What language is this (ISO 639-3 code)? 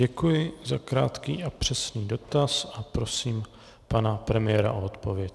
ces